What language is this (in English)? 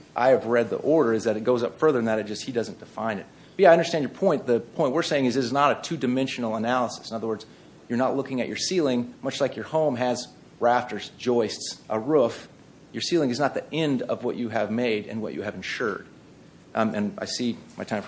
English